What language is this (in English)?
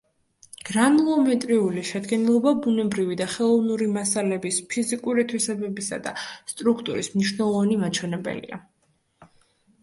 Georgian